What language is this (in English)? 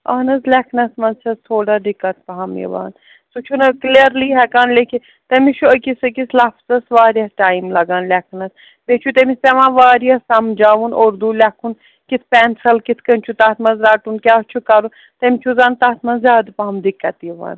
Kashmiri